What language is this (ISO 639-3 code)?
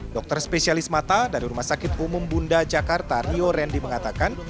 ind